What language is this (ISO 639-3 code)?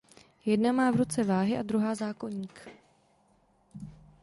ces